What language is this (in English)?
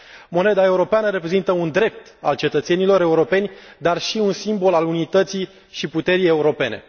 Romanian